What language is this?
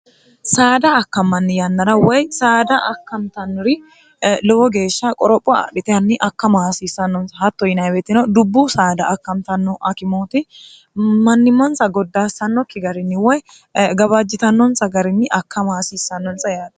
Sidamo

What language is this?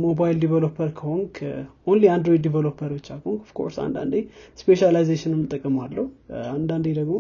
Amharic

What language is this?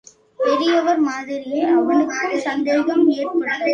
Tamil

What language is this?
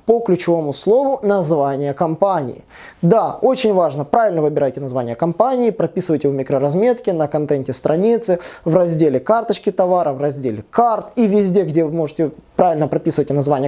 Russian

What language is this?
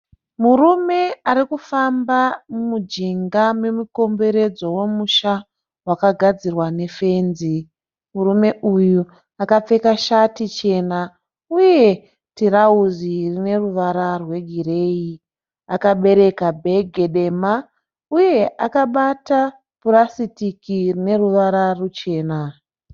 Shona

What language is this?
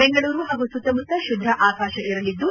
Kannada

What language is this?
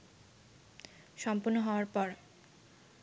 Bangla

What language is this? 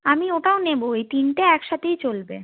Bangla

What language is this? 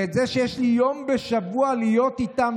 Hebrew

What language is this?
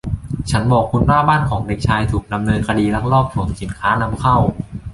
Thai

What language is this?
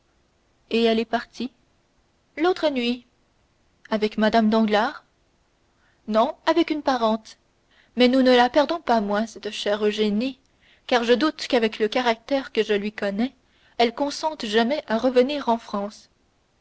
French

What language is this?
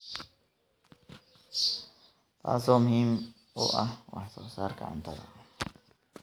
Somali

